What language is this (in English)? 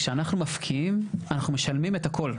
Hebrew